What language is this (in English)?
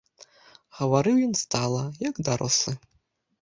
Belarusian